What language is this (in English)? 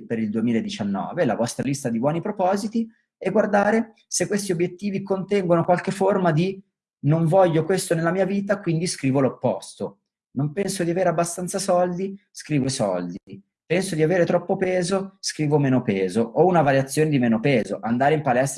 Italian